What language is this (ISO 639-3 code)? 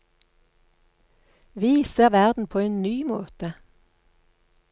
nor